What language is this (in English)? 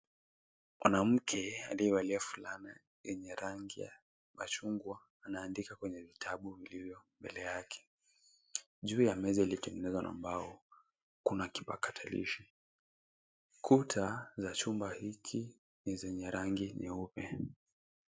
Swahili